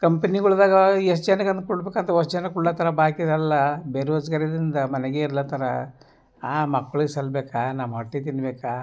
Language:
Kannada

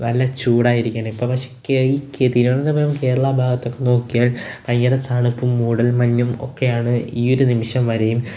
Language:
Malayalam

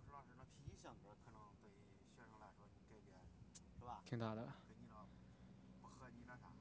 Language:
Chinese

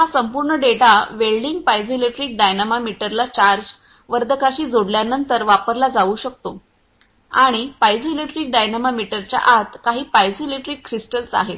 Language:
Marathi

